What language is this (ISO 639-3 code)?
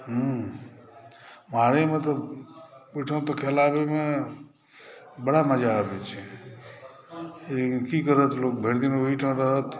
mai